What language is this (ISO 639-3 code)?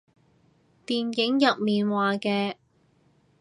yue